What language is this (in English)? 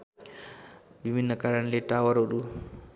Nepali